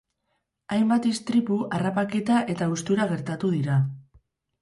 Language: Basque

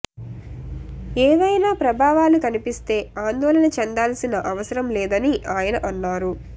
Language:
Telugu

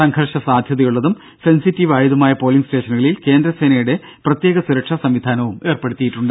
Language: Malayalam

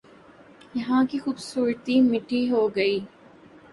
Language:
Urdu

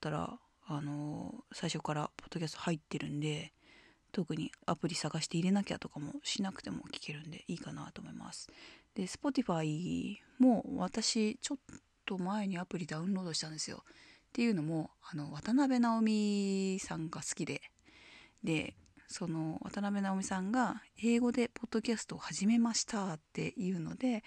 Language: Japanese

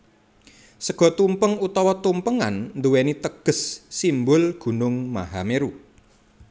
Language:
Javanese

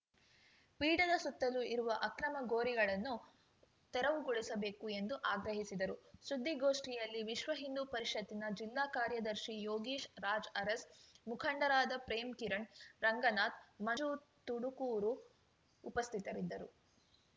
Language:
Kannada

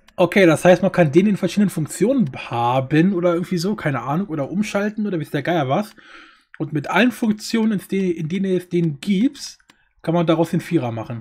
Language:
German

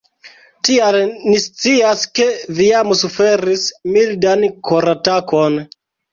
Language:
Esperanto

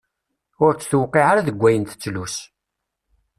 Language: Kabyle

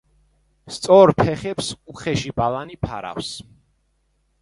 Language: Georgian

